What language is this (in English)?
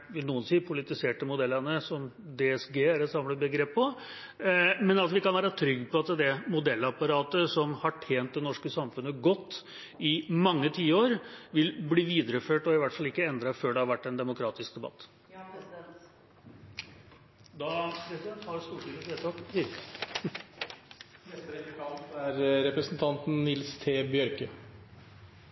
Norwegian